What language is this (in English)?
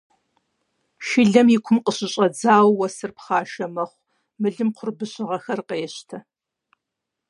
Kabardian